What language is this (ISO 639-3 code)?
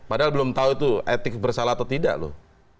ind